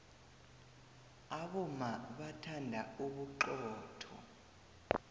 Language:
South Ndebele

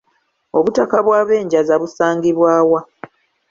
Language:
Ganda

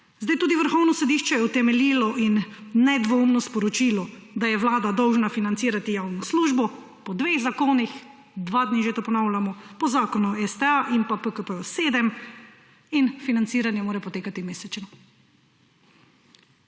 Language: Slovenian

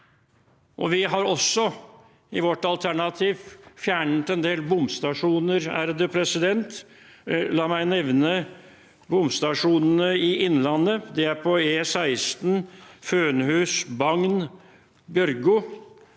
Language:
Norwegian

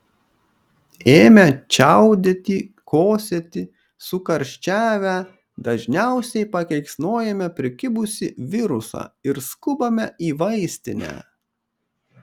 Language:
Lithuanian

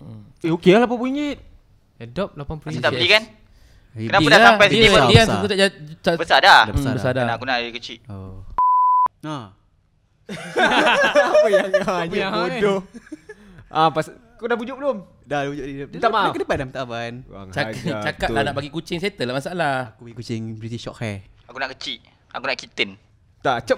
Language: Malay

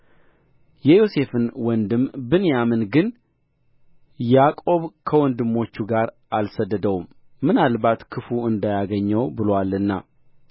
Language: Amharic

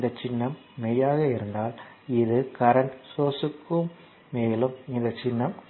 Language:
Tamil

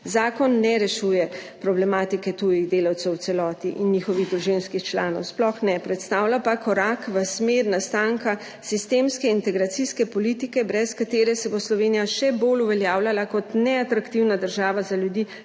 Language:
Slovenian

